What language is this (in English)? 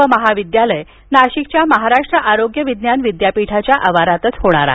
Marathi